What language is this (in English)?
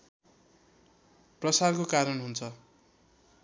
Nepali